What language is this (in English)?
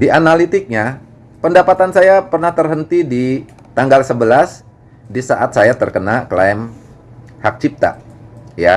Indonesian